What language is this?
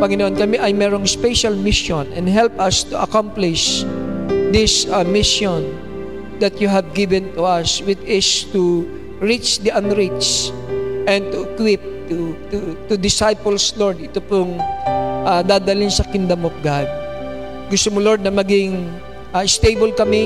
Filipino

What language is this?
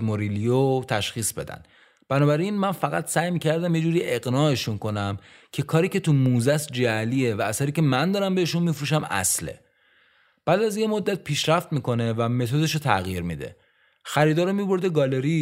Persian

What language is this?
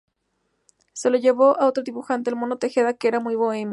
Spanish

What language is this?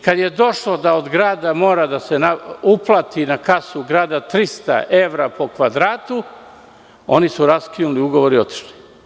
Serbian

